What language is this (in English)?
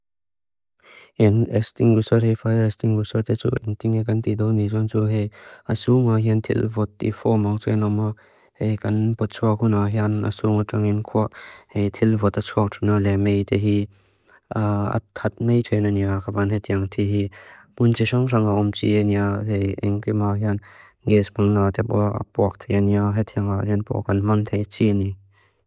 Mizo